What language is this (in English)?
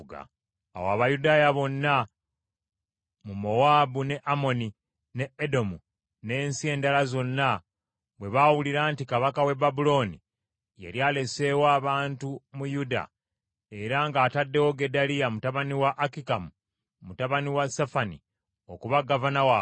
Ganda